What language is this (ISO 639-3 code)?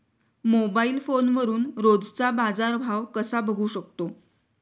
mar